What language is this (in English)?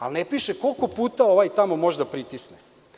Serbian